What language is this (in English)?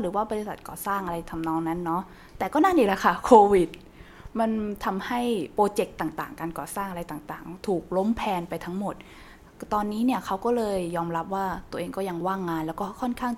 Thai